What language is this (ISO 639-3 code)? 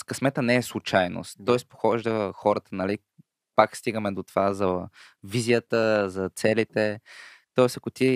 bul